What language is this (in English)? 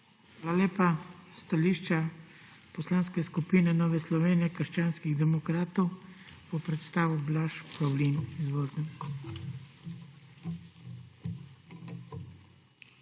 Slovenian